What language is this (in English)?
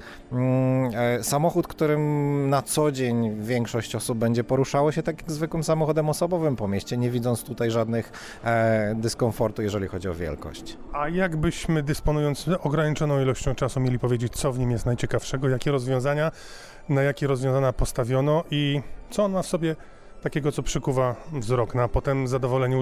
Polish